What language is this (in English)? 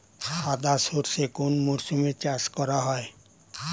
Bangla